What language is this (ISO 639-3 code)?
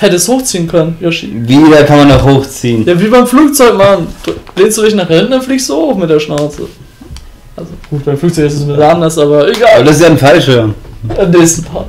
deu